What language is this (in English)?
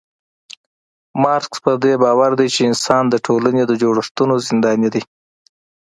Pashto